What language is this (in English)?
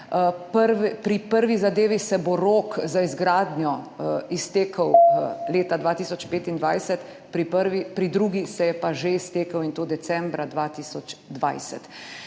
Slovenian